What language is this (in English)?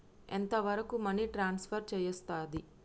Telugu